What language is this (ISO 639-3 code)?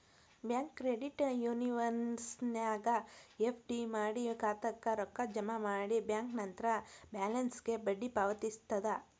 kan